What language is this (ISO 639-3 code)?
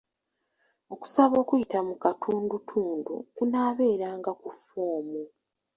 lug